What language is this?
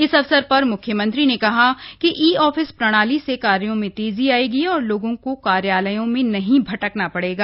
Hindi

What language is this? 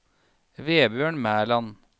Norwegian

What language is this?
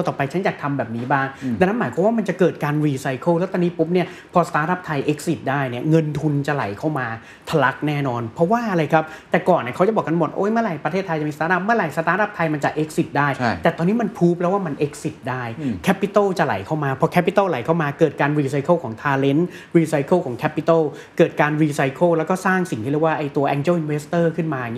Thai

